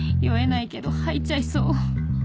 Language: Japanese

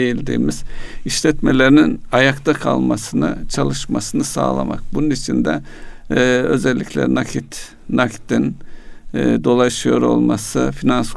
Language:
Turkish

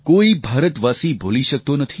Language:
Gujarati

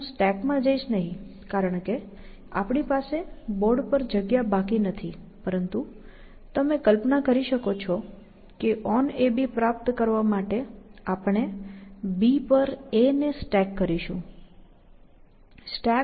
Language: Gujarati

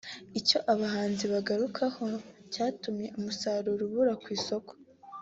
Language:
Kinyarwanda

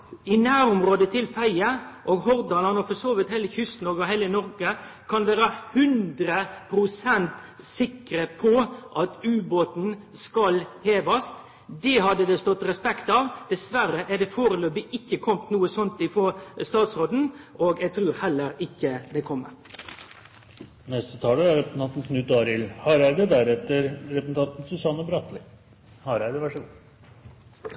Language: Norwegian Nynorsk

